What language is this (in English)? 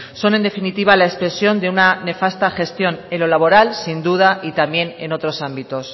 Spanish